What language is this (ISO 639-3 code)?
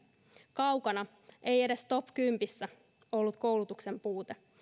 fin